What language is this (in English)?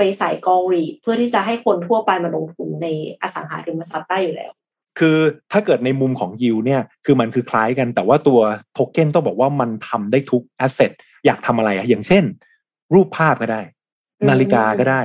Thai